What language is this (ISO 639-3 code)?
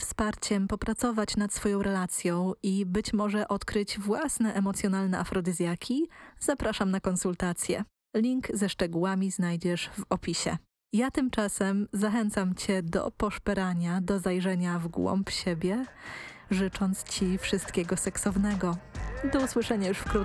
pol